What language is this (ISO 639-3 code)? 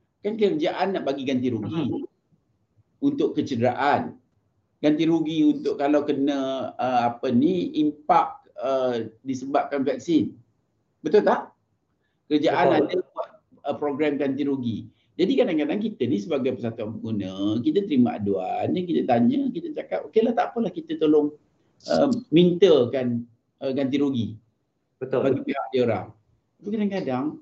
msa